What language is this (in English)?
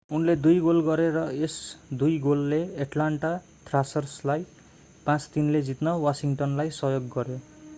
Nepali